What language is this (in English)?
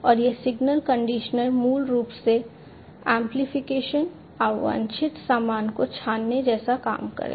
Hindi